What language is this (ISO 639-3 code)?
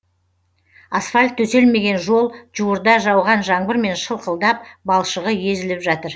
kaz